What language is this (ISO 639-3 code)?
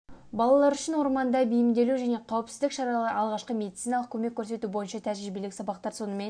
kaz